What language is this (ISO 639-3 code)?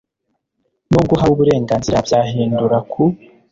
kin